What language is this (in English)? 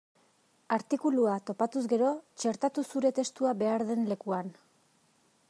Basque